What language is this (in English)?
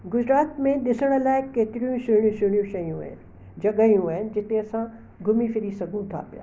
Sindhi